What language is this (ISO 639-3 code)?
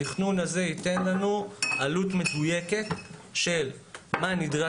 heb